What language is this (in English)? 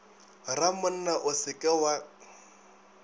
Northern Sotho